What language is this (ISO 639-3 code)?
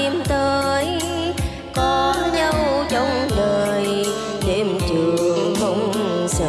vie